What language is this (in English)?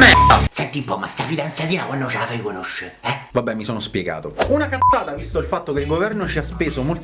Italian